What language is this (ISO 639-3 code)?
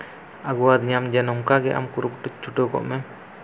sat